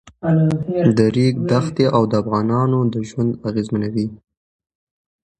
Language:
Pashto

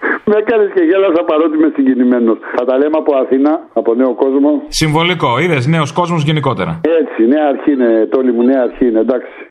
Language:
Greek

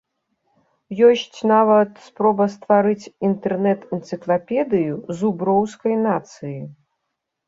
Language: Belarusian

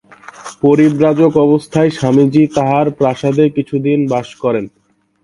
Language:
Bangla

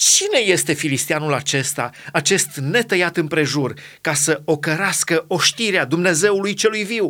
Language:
Romanian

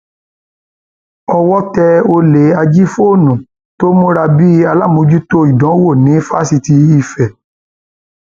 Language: Yoruba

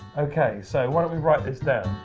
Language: English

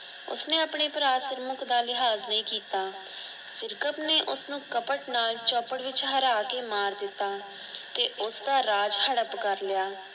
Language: Punjabi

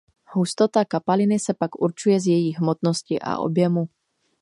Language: Czech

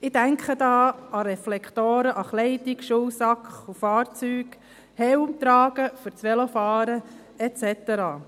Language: Swiss German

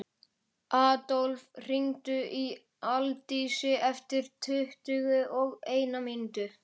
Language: Icelandic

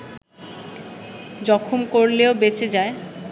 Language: Bangla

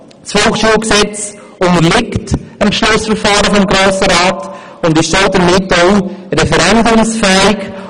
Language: Swiss German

